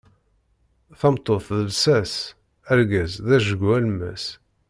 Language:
Kabyle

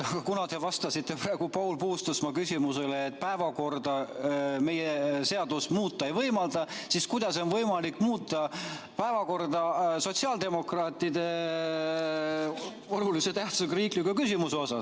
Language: Estonian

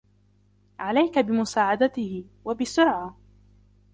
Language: Arabic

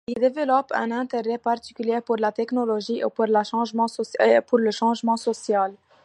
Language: French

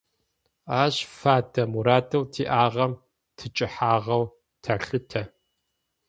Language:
Adyghe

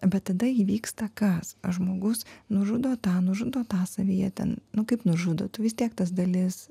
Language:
Lithuanian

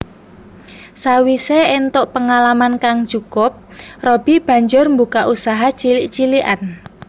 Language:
Javanese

